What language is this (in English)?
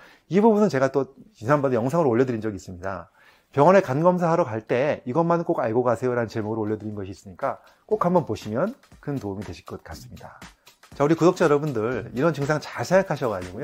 Korean